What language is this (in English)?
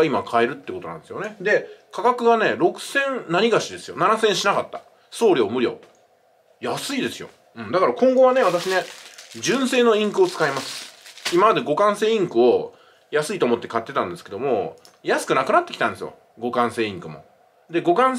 Japanese